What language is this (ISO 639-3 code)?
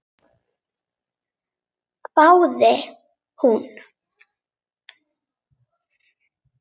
isl